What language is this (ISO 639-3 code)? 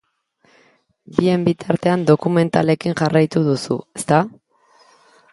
eus